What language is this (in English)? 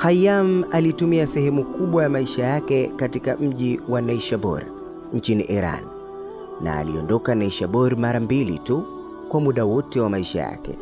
Swahili